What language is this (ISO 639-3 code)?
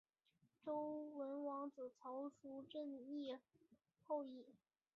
zho